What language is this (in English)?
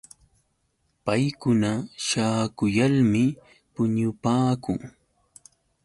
Yauyos Quechua